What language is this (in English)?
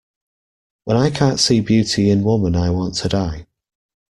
English